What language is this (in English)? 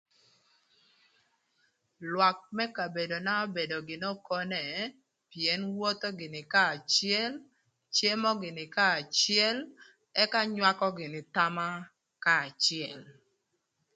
Thur